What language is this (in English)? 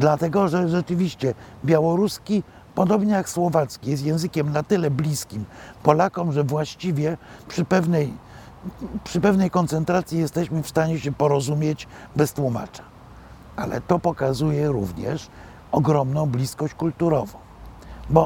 Polish